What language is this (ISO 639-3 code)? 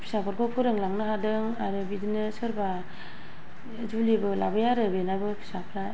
brx